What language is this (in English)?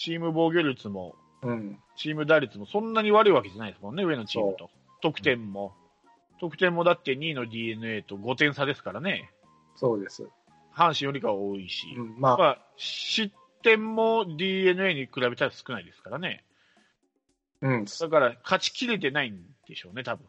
Japanese